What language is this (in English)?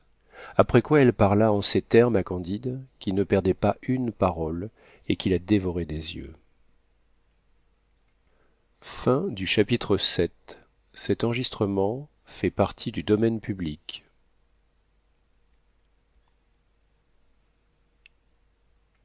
French